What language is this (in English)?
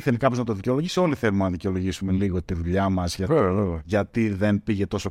Greek